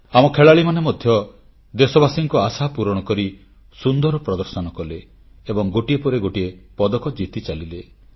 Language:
Odia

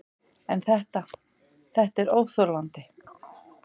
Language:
Icelandic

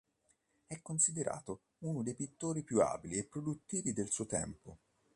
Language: Italian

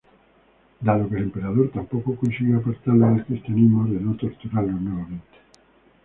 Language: Spanish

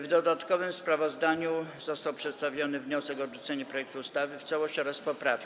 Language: Polish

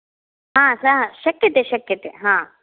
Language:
Sanskrit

